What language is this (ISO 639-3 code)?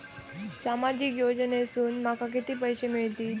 mar